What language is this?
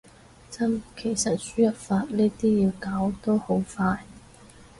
Cantonese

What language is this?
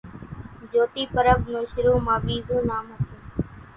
Kachi Koli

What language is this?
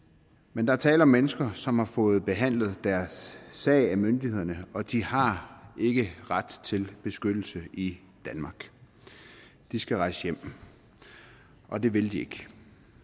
Danish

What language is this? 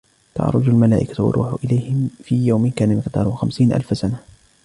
Arabic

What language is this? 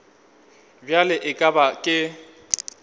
Northern Sotho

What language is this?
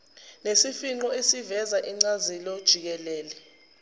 Zulu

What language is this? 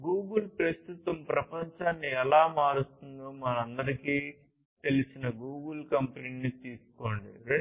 Telugu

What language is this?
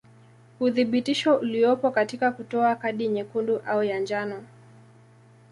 Swahili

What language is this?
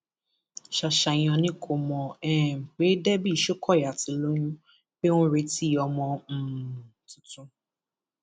Yoruba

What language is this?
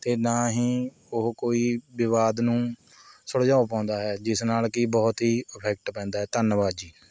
Punjabi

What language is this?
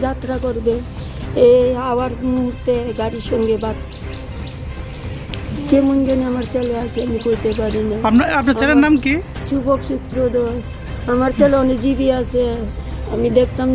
Bangla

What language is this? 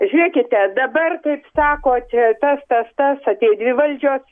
Lithuanian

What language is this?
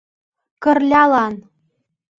Mari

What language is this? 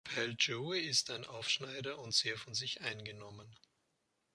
German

